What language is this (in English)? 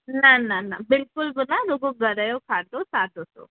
Sindhi